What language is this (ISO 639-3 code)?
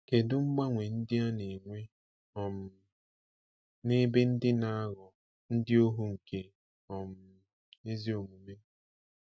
ibo